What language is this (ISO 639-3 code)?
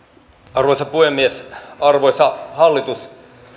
fin